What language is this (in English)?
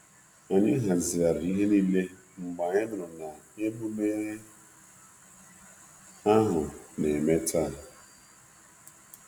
Igbo